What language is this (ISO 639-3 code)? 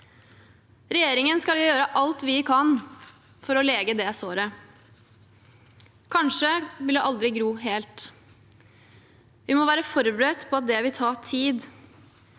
nor